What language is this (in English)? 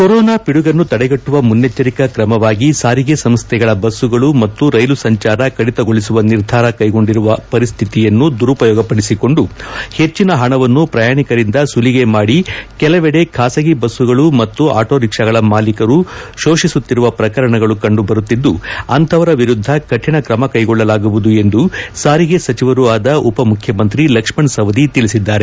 Kannada